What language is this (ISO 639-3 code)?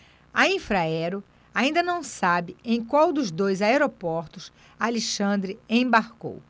por